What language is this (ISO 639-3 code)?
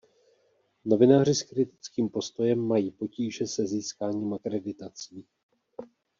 ces